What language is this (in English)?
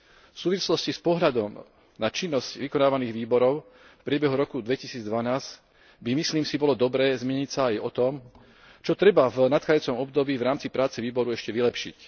Slovak